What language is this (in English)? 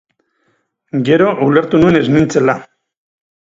Basque